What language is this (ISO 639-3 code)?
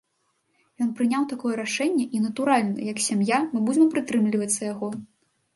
bel